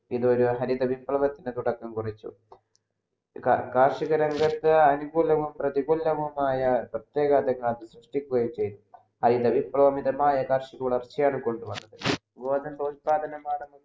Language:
Malayalam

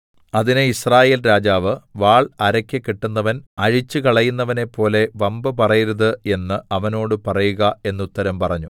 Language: Malayalam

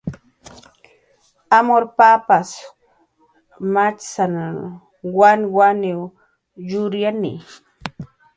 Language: Jaqaru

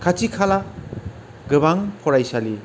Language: Bodo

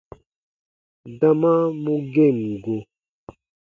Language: Baatonum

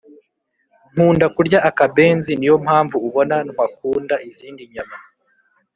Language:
Kinyarwanda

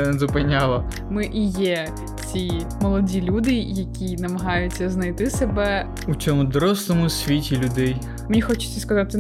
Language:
Ukrainian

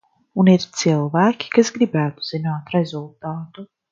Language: Latvian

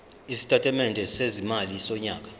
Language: Zulu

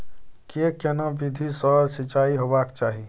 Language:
Maithili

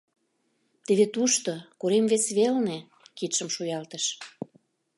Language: Mari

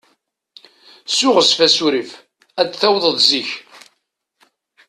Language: Kabyle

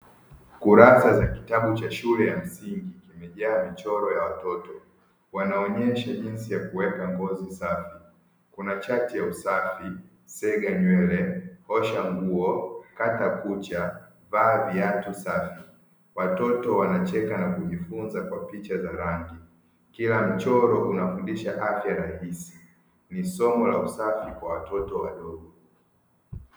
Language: Swahili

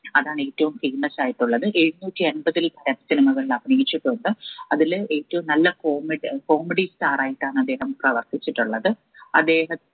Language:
Malayalam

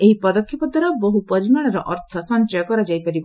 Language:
Odia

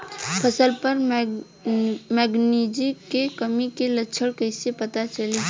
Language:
Bhojpuri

